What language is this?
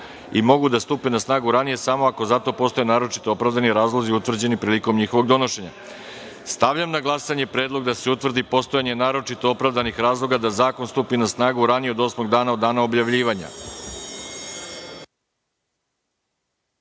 Serbian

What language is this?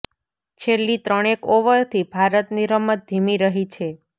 Gujarati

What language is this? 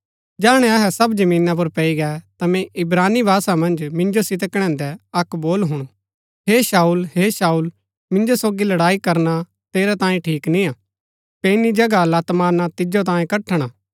Gaddi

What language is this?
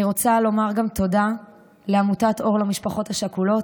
Hebrew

